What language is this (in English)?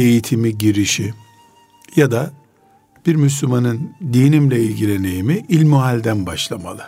Turkish